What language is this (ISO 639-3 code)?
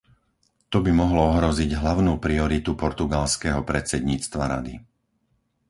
slk